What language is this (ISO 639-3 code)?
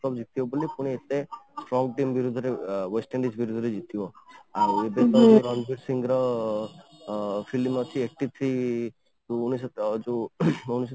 ori